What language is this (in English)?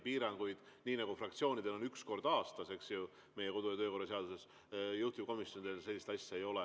Estonian